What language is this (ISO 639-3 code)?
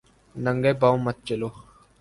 urd